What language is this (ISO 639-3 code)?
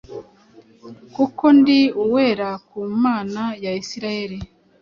kin